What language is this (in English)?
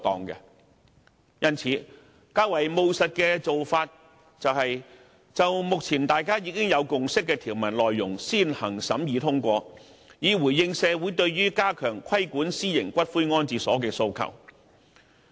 Cantonese